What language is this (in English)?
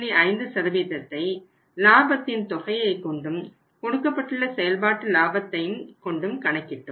Tamil